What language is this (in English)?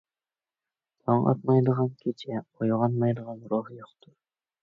Uyghur